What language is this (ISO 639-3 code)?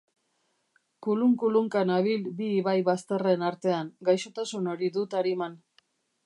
eus